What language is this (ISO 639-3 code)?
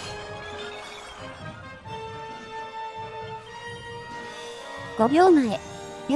jpn